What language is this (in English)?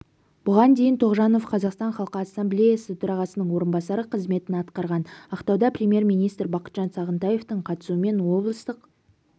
Kazakh